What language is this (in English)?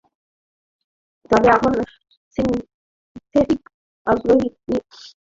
Bangla